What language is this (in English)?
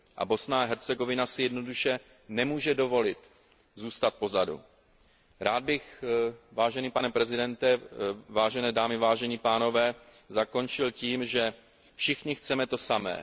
Czech